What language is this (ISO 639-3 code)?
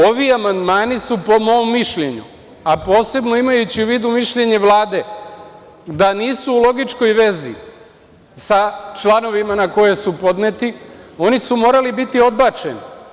srp